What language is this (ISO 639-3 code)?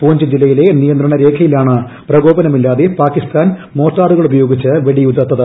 mal